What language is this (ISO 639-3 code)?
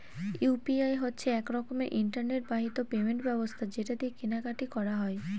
ben